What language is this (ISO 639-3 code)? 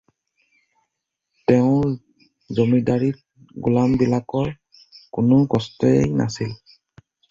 asm